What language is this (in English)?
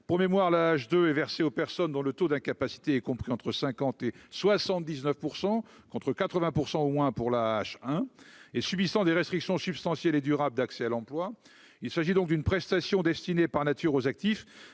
French